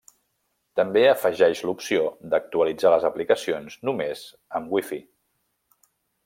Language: Catalan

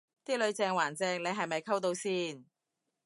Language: Cantonese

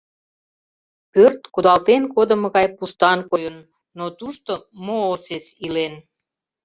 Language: Mari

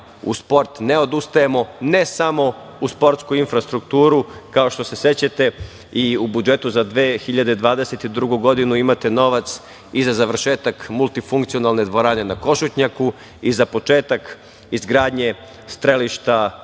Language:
Serbian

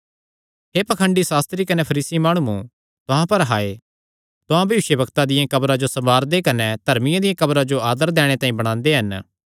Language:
Kangri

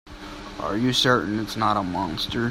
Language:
English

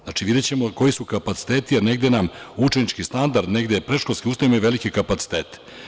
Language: Serbian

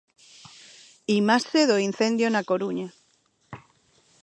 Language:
Galician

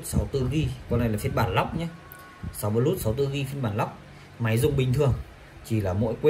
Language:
Vietnamese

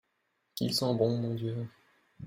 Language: French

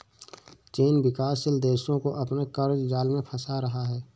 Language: Hindi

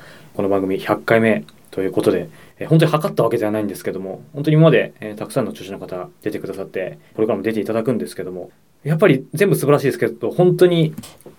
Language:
Japanese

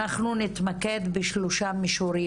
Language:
Hebrew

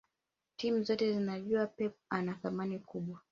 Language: Swahili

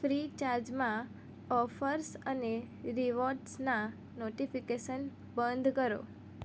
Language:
Gujarati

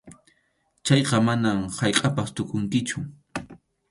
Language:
Arequipa-La Unión Quechua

